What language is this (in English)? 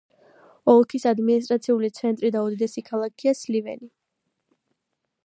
Georgian